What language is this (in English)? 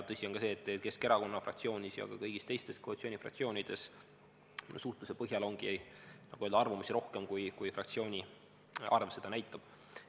Estonian